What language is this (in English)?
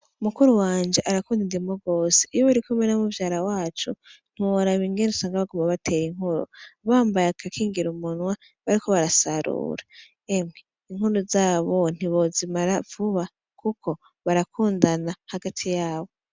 Rundi